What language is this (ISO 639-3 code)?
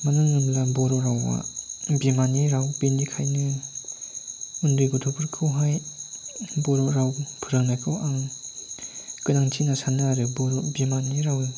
brx